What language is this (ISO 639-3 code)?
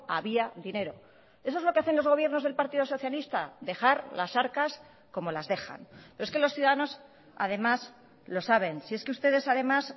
spa